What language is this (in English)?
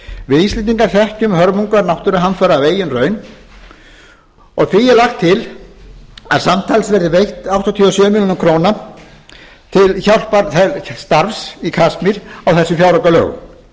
Icelandic